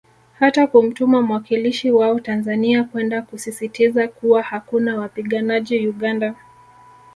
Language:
Swahili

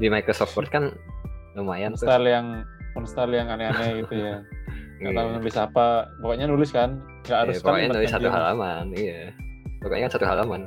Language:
Indonesian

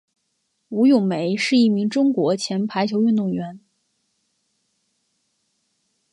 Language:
Chinese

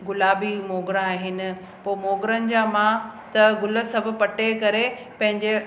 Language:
Sindhi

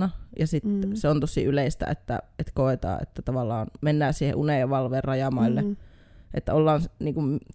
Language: Finnish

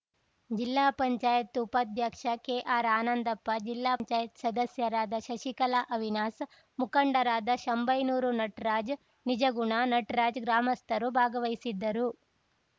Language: Kannada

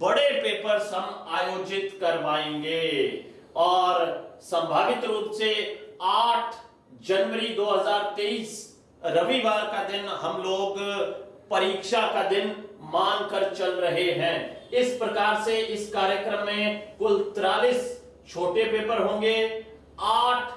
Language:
Hindi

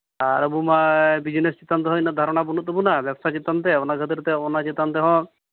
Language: Santali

